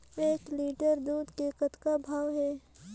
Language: Chhattisgarhi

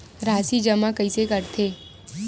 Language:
Chhattisgarhi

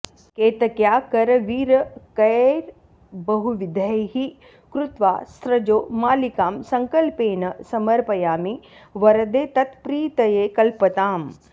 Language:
Sanskrit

